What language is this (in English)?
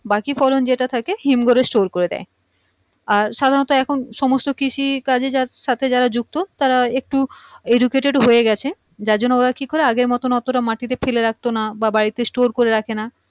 Bangla